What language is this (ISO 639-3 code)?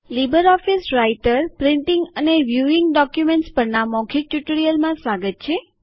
guj